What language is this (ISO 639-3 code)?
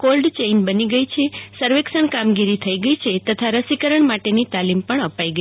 guj